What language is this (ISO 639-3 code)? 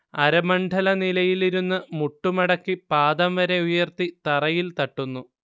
mal